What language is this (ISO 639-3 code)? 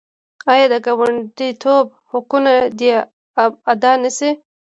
pus